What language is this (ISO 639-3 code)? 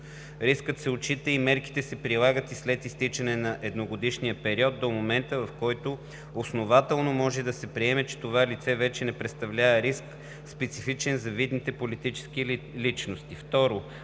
bul